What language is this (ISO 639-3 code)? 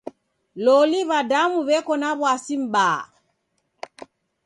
dav